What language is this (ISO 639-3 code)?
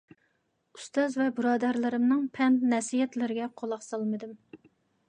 uig